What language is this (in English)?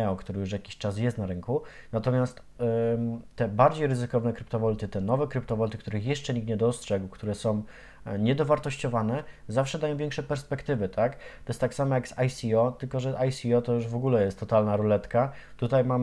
Polish